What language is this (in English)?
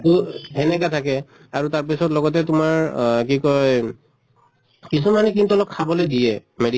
Assamese